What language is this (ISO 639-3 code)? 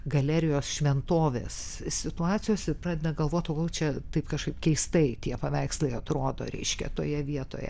lit